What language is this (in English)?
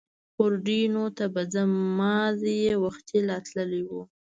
Pashto